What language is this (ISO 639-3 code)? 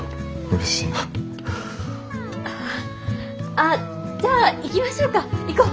jpn